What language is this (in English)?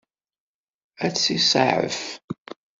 Kabyle